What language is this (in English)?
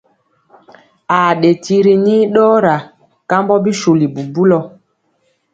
Mpiemo